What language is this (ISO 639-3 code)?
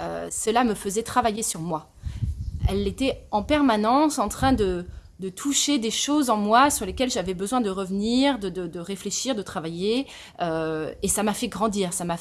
fra